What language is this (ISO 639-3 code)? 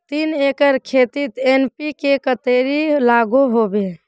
mag